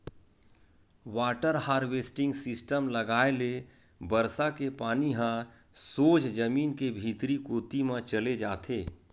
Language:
Chhattisgarhi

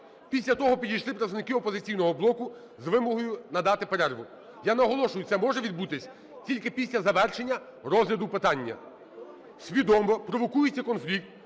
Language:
Ukrainian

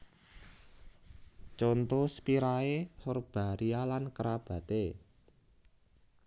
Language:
Javanese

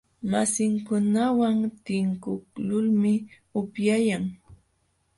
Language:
Jauja Wanca Quechua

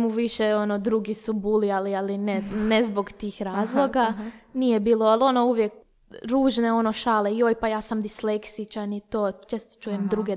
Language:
Croatian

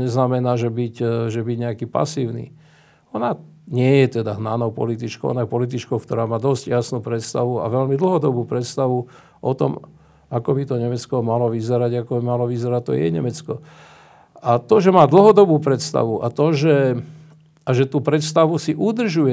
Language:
Slovak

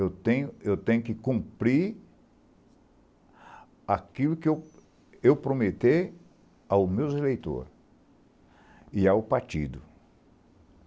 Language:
Portuguese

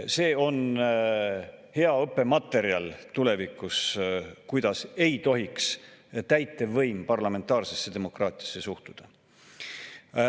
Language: Estonian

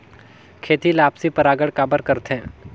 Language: Chhattisgarhi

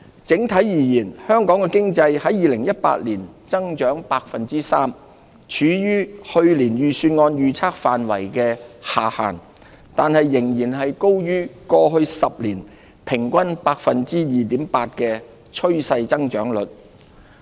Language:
Cantonese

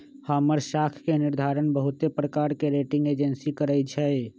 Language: Magahi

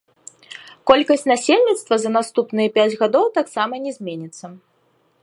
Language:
Belarusian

